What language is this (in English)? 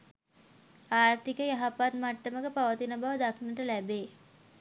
Sinhala